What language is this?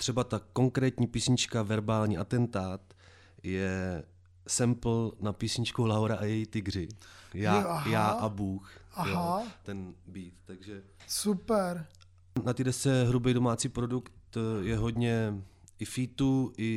Czech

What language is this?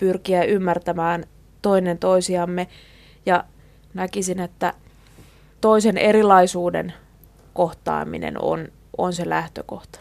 Finnish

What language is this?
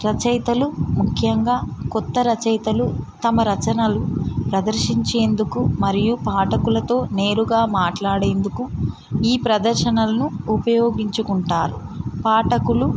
Telugu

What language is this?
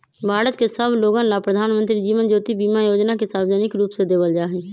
Magahi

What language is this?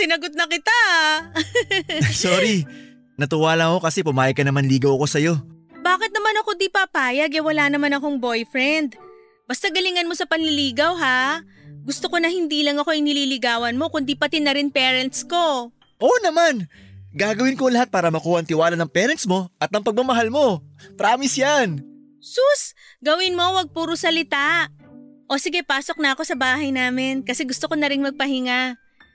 Filipino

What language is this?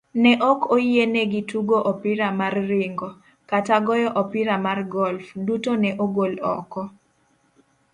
Luo (Kenya and Tanzania)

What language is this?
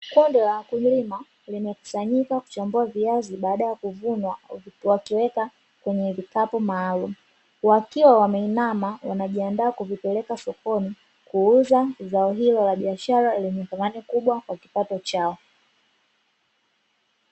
Swahili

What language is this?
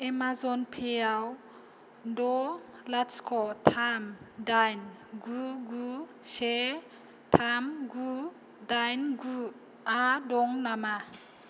Bodo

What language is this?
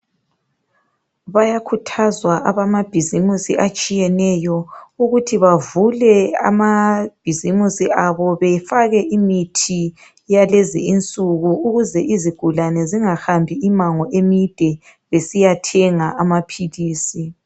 North Ndebele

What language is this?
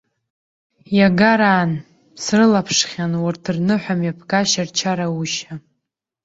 Abkhazian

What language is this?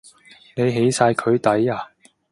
Cantonese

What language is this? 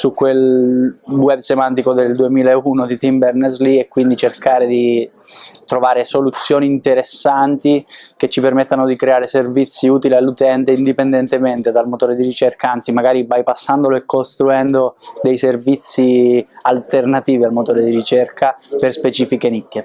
Italian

